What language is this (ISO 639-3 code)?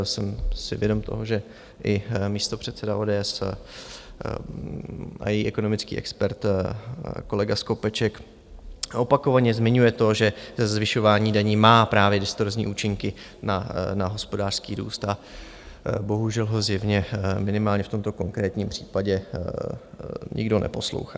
ces